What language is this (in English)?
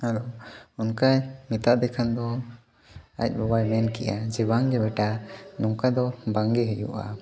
Santali